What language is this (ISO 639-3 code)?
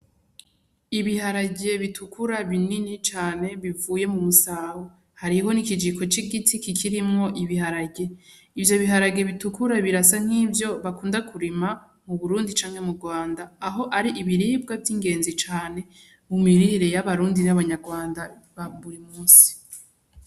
run